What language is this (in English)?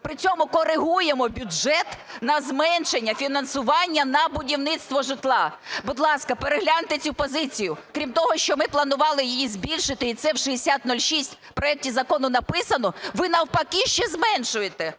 Ukrainian